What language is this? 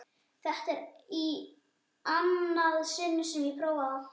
Icelandic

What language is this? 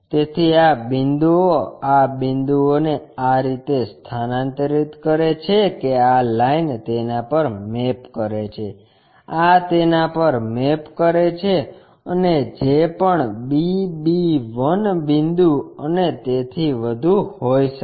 Gujarati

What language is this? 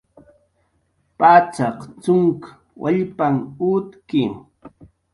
Jaqaru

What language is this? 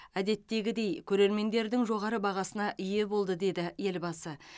Kazakh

